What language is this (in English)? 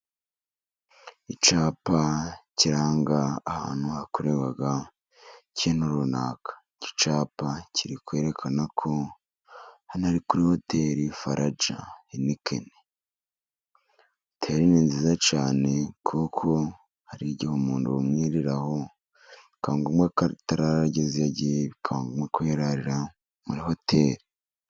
Kinyarwanda